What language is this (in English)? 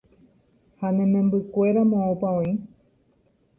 Guarani